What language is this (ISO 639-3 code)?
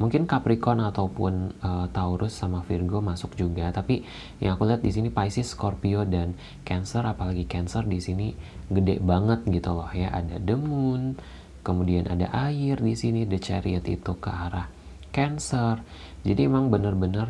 ind